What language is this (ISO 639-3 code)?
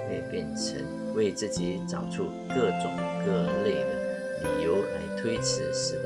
zho